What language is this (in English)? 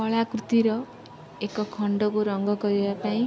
Odia